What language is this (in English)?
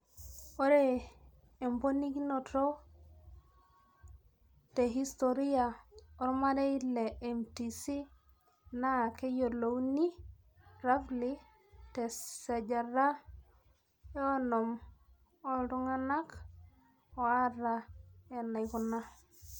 Masai